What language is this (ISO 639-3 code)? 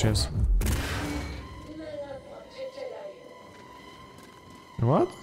pol